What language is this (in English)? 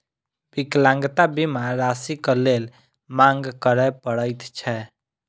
Maithili